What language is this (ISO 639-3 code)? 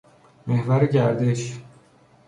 fas